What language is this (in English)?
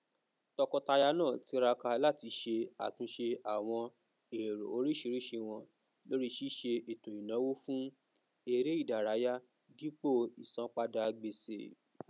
Yoruba